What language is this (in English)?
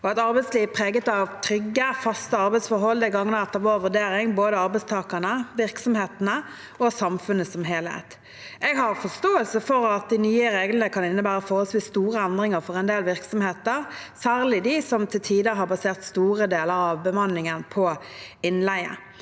Norwegian